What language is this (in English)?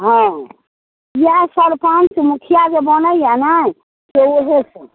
Maithili